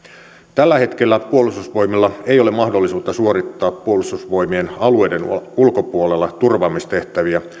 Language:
Finnish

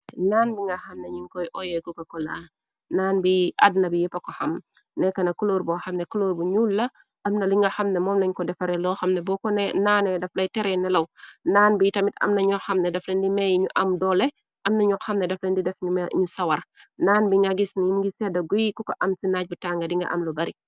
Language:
Wolof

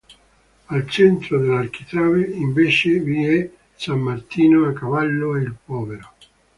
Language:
Italian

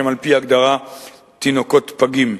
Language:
Hebrew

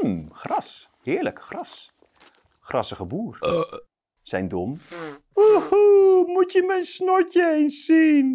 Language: Dutch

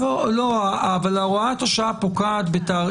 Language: Hebrew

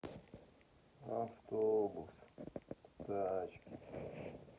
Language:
Russian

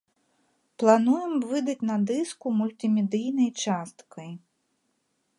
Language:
Belarusian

